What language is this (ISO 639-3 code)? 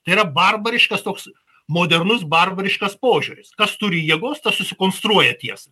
lit